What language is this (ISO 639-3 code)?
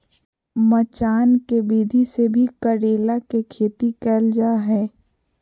mag